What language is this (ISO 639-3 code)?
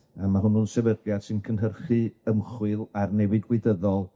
cym